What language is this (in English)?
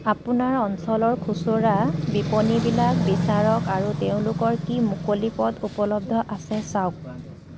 Assamese